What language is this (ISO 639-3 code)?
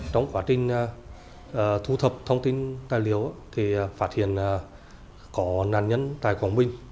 vie